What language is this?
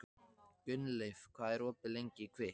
Icelandic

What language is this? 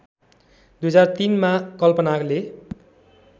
Nepali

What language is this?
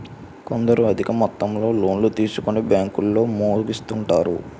Telugu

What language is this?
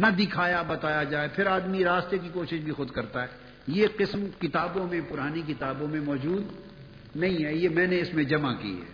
Urdu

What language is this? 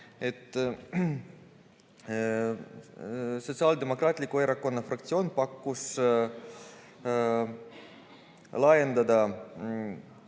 Estonian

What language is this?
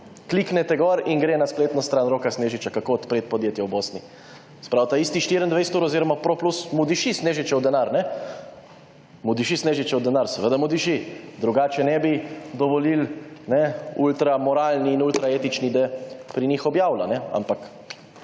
Slovenian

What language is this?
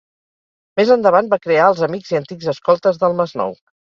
Catalan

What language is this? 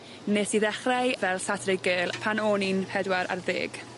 Welsh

